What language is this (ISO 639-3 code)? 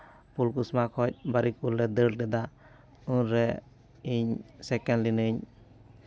sat